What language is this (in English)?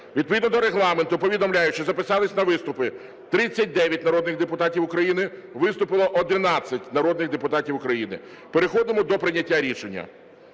Ukrainian